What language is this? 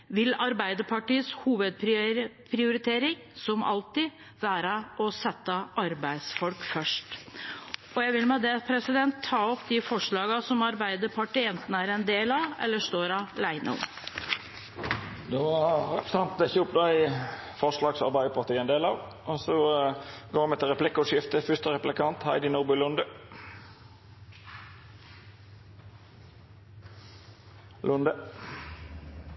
Norwegian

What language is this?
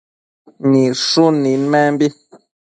Matsés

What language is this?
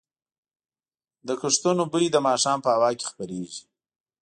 Pashto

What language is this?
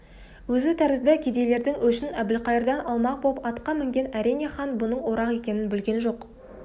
Kazakh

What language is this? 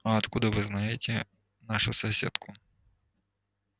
Russian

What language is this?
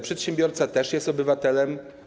Polish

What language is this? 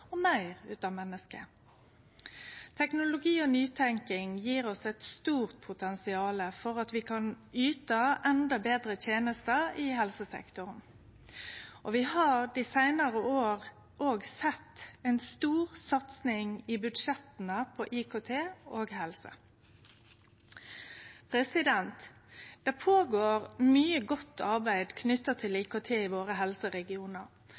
Norwegian Nynorsk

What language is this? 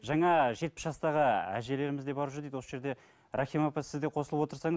Kazakh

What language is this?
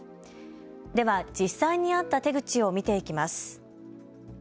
Japanese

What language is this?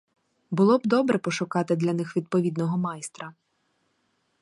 Ukrainian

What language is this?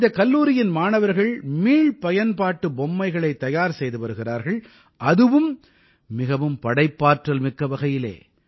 Tamil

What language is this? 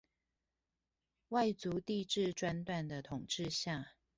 Chinese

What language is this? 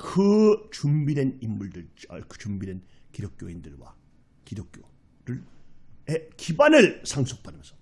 Korean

